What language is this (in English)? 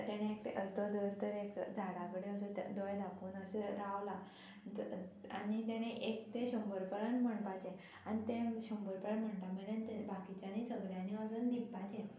Konkani